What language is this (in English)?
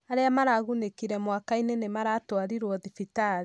Kikuyu